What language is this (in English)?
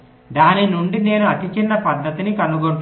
Telugu